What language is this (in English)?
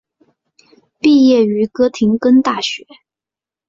Chinese